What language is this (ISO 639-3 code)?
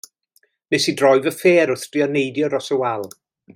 cym